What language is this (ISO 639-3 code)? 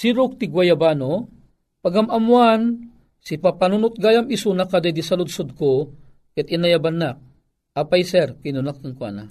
fil